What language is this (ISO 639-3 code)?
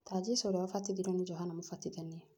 kik